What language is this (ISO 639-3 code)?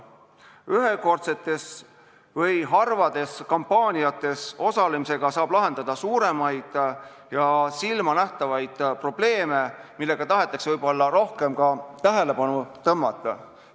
est